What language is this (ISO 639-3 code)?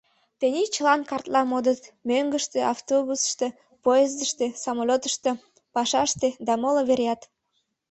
chm